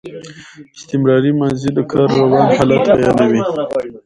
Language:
Pashto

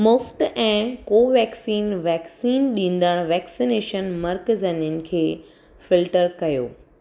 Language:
Sindhi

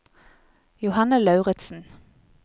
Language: Norwegian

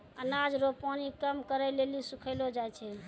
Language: Maithili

